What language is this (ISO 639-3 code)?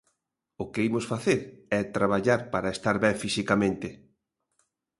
glg